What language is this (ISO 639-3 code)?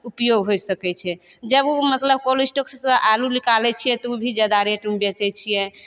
mai